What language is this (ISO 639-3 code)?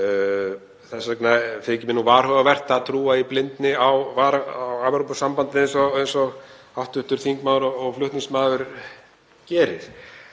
isl